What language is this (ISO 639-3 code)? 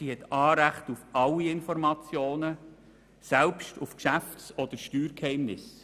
gsw